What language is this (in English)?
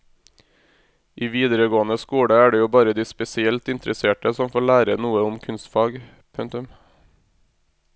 Norwegian